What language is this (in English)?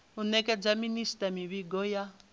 Venda